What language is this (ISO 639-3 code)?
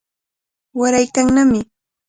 qvl